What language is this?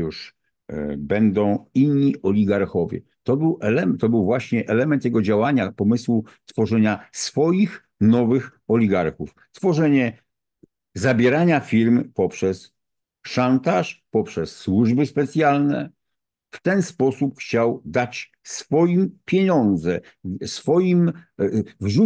Polish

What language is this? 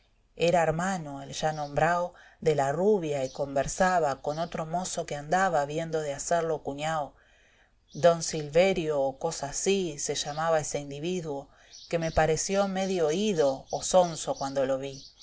Spanish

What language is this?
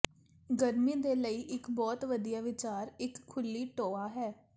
Punjabi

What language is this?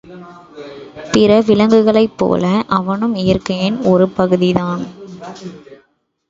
Tamil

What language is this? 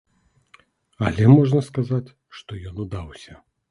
Belarusian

